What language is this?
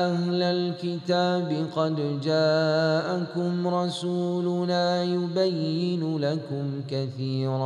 Malay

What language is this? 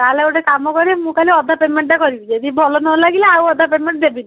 Odia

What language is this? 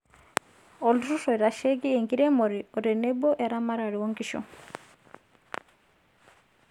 Masai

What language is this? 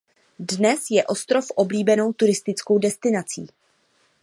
Czech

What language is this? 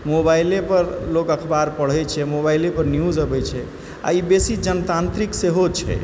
Maithili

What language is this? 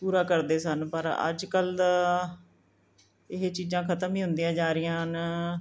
Punjabi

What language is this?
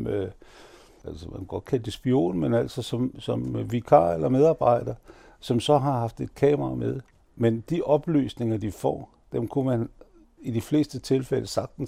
Danish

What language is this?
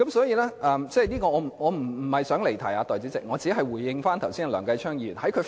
Cantonese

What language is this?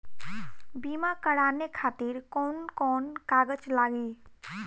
Bhojpuri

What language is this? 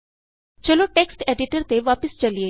Punjabi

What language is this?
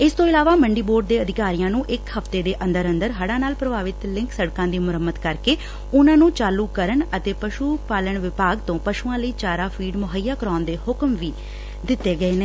Punjabi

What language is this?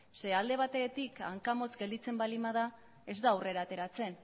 Basque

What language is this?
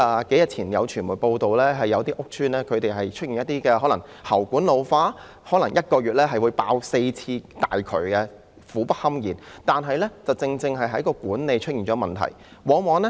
Cantonese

